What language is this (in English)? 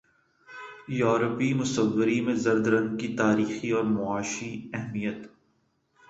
Urdu